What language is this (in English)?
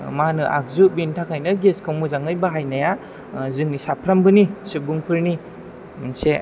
Bodo